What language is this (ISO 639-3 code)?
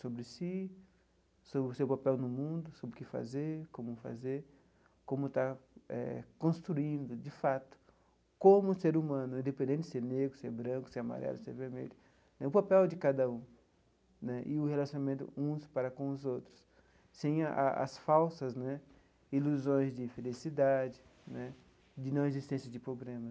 por